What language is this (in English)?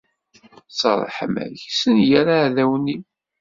Kabyle